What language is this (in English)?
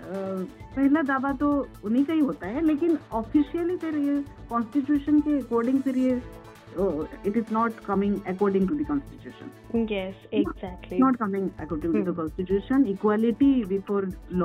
Hindi